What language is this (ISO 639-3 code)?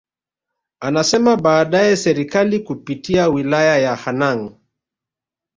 swa